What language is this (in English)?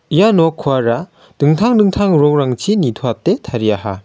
Garo